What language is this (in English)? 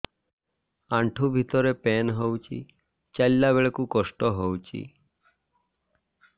Odia